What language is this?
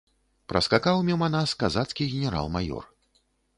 Belarusian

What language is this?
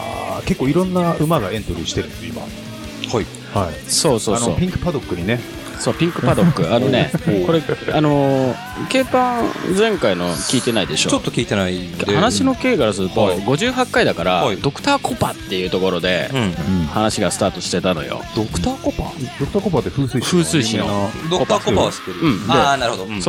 Japanese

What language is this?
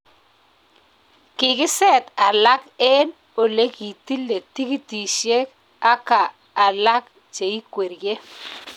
Kalenjin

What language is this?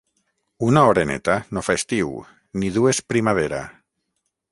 Catalan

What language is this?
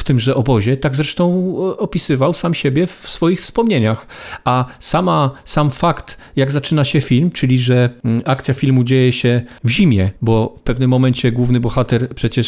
Polish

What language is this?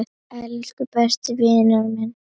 Icelandic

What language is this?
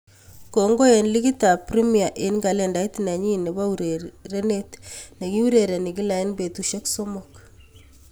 Kalenjin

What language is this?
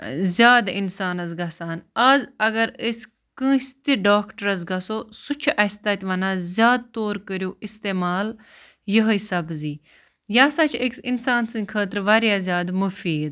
Kashmiri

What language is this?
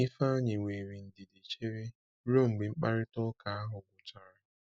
Igbo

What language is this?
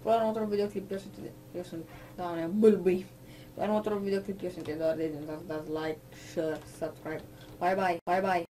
Romanian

